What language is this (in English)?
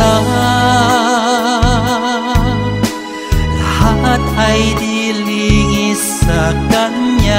Indonesian